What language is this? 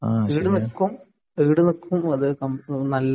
Malayalam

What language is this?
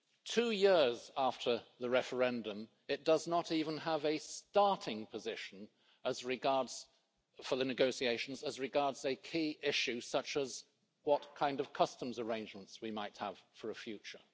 English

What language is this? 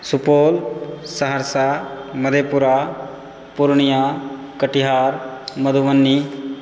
Maithili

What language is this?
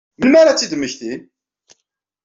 Kabyle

